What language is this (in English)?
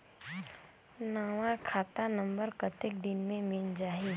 Chhattisgarhi